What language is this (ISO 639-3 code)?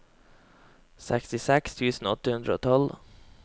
nor